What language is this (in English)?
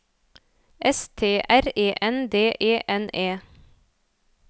Norwegian